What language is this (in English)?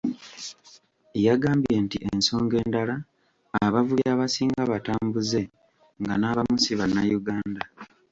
Ganda